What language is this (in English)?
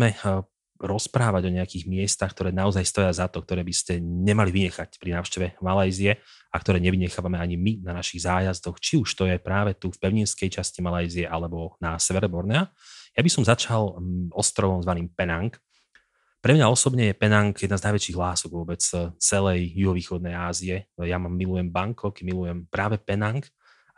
Slovak